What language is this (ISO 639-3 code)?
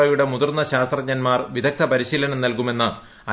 mal